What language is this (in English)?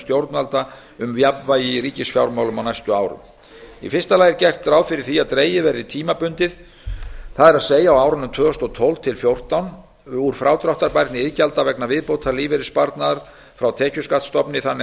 Icelandic